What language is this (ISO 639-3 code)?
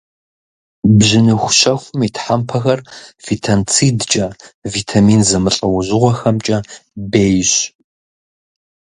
kbd